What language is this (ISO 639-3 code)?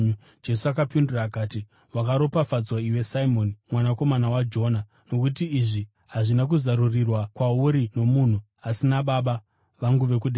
sna